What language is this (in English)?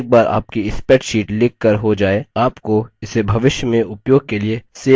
Hindi